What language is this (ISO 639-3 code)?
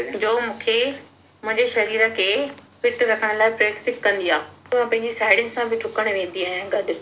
snd